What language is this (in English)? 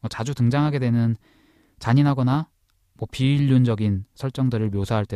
Korean